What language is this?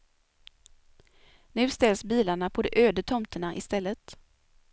Swedish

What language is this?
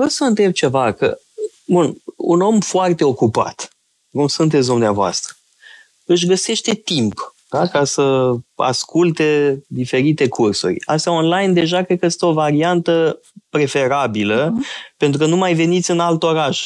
Romanian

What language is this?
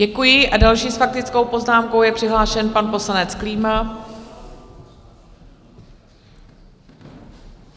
Czech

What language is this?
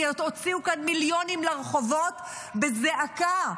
Hebrew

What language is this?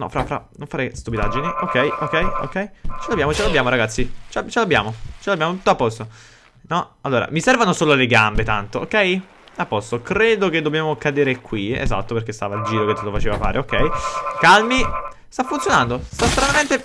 Italian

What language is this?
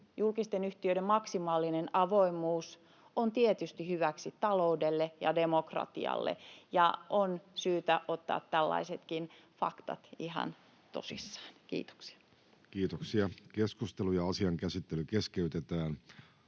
Finnish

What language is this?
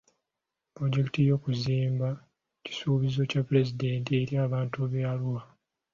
Ganda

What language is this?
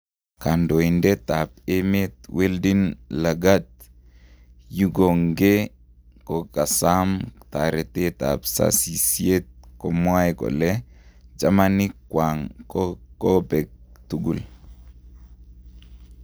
Kalenjin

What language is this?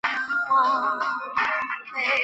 Chinese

